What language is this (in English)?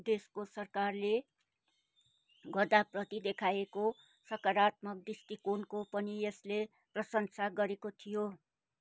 Nepali